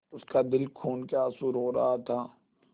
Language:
Hindi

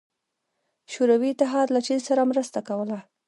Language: Pashto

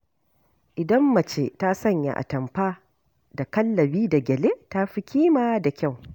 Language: Hausa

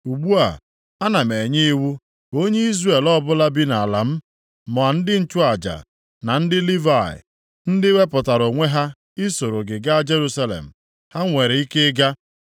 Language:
Igbo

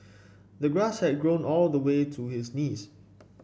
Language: English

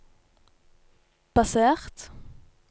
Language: Norwegian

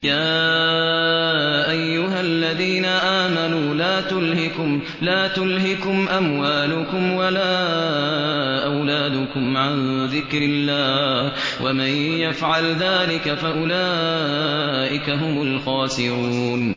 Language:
Arabic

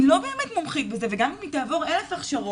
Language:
Hebrew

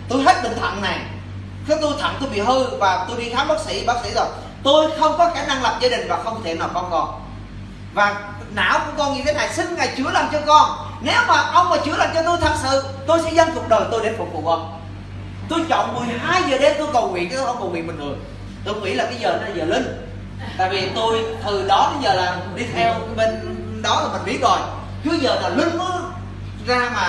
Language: Vietnamese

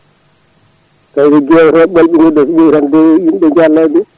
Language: Fula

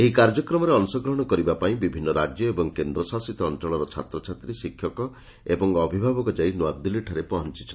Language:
Odia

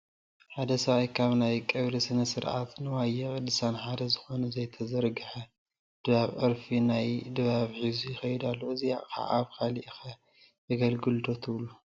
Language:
Tigrinya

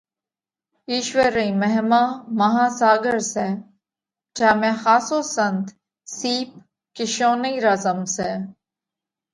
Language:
Parkari Koli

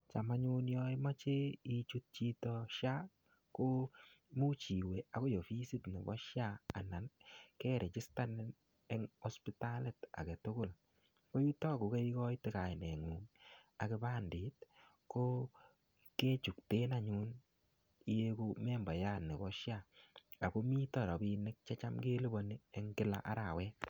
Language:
Kalenjin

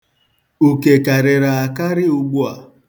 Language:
Igbo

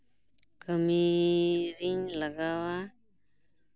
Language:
Santali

